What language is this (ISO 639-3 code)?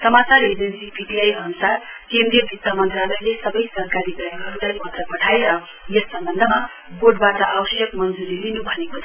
nep